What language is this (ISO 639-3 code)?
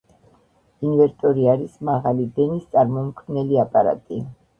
kat